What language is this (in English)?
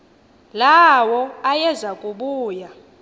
Xhosa